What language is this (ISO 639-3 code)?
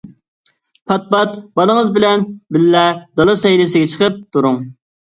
uig